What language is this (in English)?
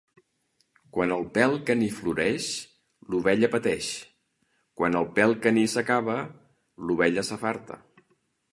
Catalan